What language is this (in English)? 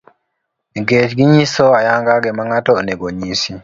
Luo (Kenya and Tanzania)